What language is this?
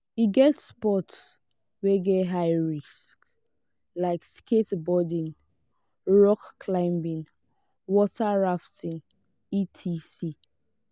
Nigerian Pidgin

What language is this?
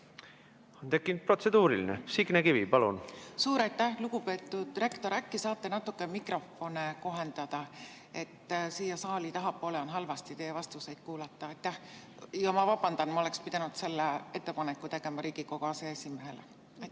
Estonian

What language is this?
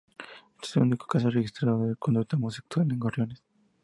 Spanish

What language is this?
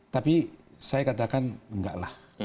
Indonesian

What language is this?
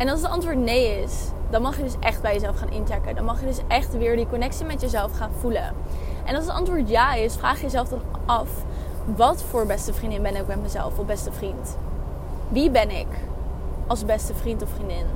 Dutch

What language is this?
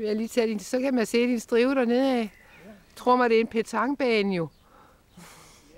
Danish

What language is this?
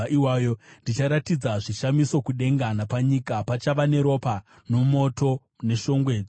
Shona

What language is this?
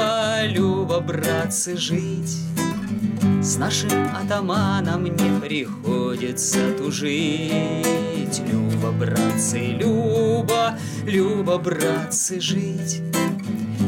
Russian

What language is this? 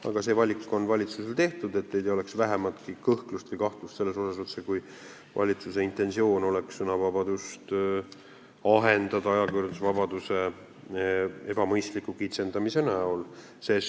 Estonian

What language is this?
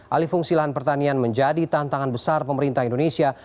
Indonesian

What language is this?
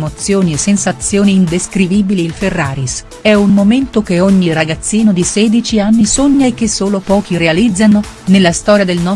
Italian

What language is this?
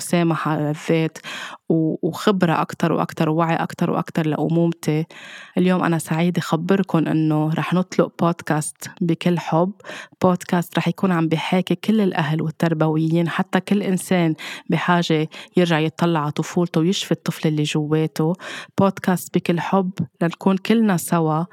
Arabic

